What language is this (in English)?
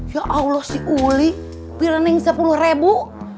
Indonesian